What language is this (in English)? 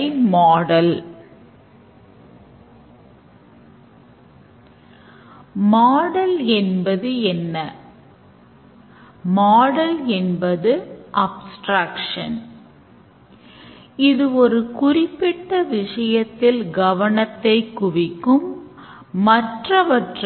Tamil